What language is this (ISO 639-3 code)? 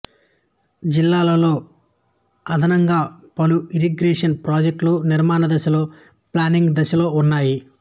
tel